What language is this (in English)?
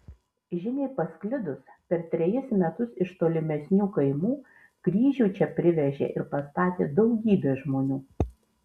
Lithuanian